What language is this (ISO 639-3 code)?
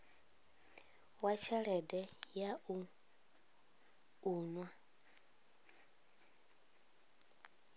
ven